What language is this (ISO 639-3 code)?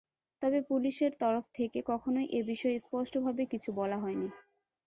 ben